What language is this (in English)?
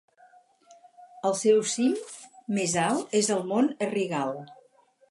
Catalan